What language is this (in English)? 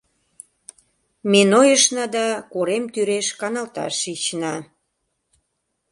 Mari